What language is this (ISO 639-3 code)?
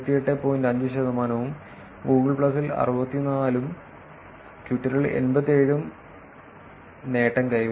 mal